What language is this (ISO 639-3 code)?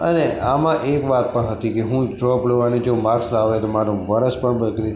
guj